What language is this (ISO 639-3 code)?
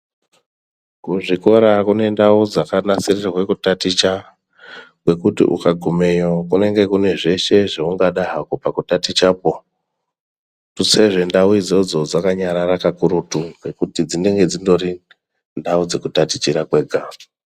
ndc